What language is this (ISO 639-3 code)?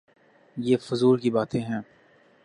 urd